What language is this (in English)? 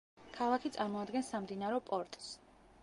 Georgian